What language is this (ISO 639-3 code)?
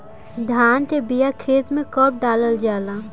bho